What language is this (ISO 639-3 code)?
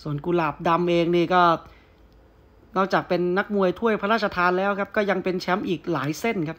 tha